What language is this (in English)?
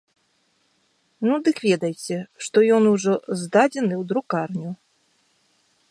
Belarusian